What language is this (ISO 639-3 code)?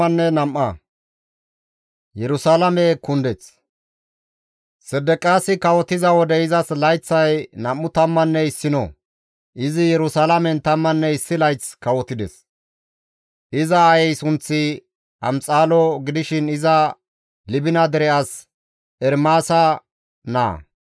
gmv